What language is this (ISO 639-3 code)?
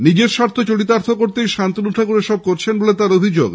ben